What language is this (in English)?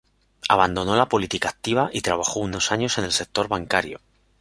Spanish